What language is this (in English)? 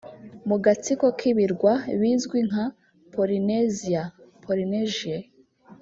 Kinyarwanda